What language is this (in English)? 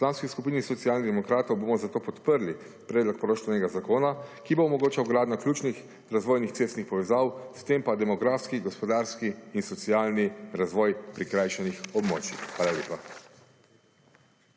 Slovenian